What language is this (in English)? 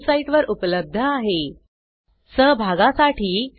Marathi